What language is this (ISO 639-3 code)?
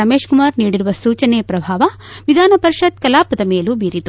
kan